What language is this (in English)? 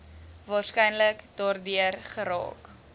Afrikaans